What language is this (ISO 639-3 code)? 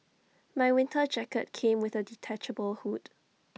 eng